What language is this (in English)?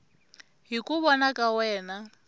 Tsonga